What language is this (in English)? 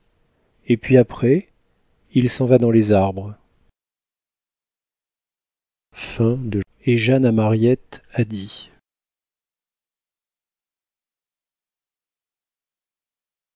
French